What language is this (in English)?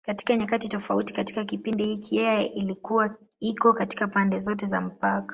Swahili